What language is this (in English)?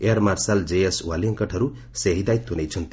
Odia